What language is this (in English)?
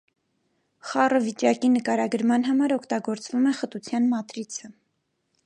Armenian